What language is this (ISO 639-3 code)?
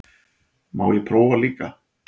isl